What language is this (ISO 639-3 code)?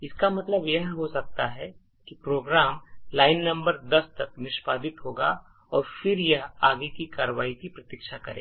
hin